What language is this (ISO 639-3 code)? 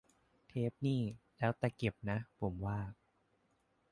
tha